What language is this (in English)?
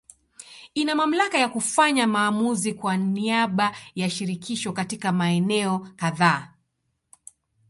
Swahili